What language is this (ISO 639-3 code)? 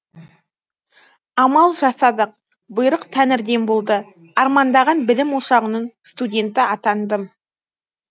kaz